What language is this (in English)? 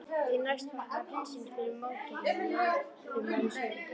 Icelandic